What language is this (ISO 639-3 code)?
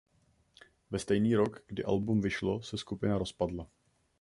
ces